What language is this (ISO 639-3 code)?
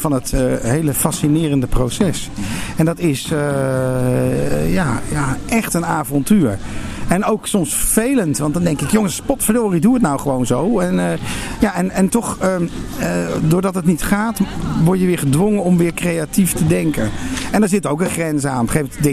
nld